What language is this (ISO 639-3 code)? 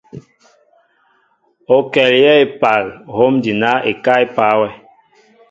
mbo